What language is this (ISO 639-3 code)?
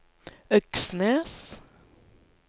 nor